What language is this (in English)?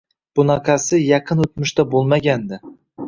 Uzbek